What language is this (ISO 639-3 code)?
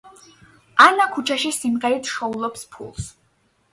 kat